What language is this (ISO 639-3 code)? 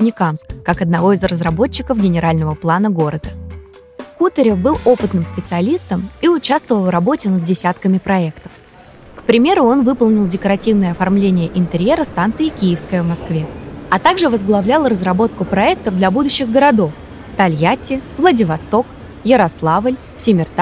rus